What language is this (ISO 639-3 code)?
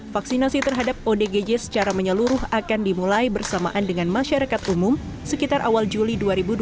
ind